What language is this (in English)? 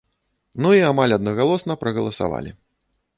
Belarusian